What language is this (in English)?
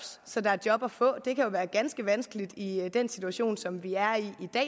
Danish